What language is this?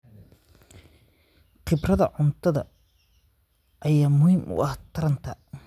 Somali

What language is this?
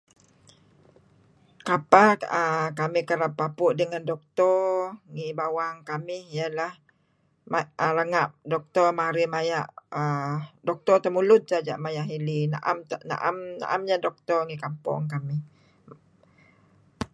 Kelabit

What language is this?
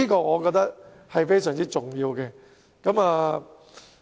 Cantonese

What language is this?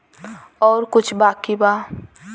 Bhojpuri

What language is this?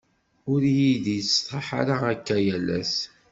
Kabyle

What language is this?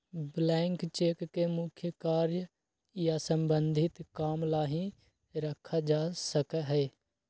Magahi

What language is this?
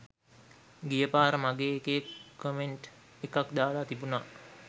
Sinhala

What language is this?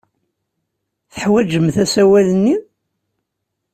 Kabyle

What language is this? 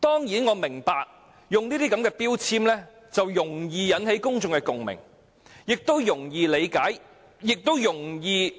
Cantonese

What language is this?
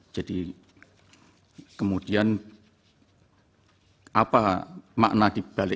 Indonesian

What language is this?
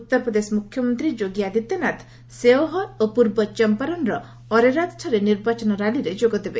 Odia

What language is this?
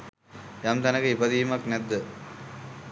Sinhala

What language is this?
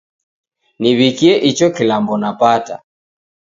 Taita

